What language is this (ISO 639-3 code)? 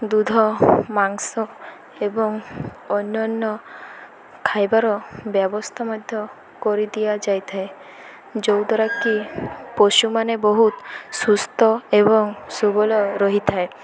ori